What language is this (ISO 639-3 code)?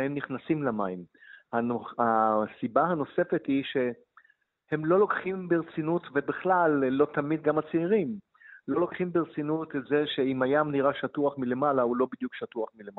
heb